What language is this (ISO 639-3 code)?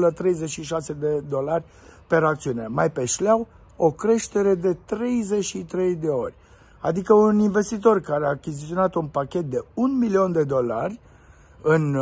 ron